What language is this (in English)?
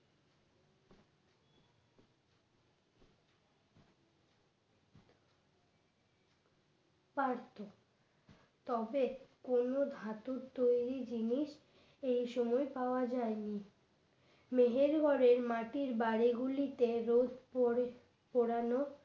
Bangla